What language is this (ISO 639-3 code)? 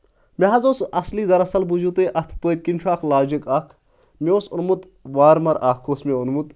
kas